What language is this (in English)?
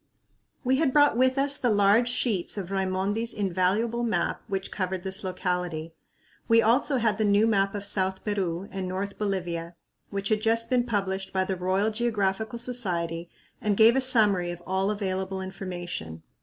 English